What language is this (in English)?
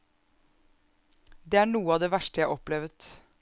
Norwegian